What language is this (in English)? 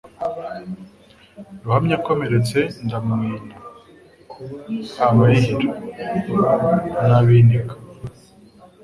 Kinyarwanda